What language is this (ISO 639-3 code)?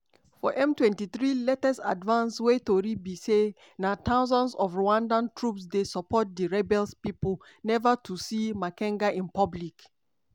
pcm